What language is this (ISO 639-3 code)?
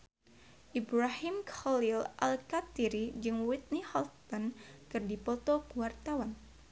sun